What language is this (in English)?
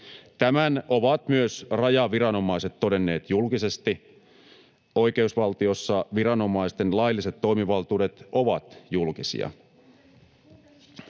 Finnish